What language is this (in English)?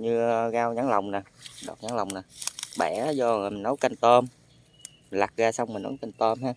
Vietnamese